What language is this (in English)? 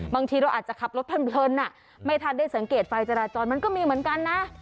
Thai